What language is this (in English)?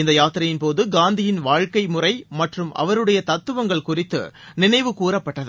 Tamil